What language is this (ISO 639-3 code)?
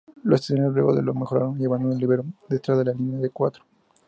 spa